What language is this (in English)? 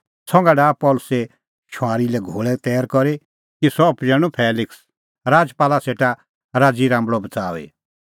Kullu Pahari